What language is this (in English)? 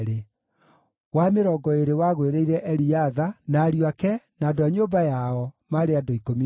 Kikuyu